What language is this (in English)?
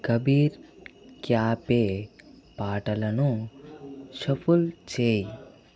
Telugu